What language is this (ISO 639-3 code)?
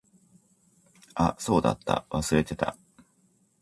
jpn